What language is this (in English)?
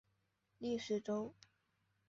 Chinese